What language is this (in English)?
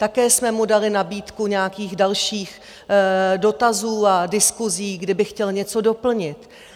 Czech